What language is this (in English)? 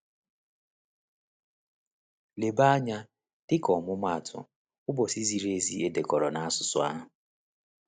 Igbo